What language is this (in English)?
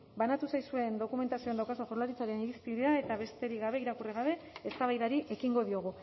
Basque